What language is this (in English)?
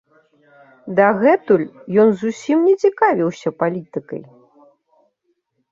Belarusian